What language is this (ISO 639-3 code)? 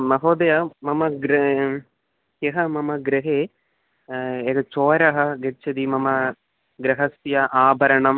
san